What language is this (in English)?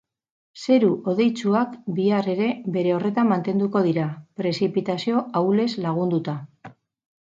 Basque